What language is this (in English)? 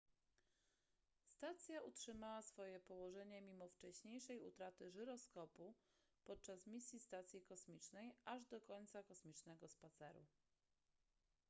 Polish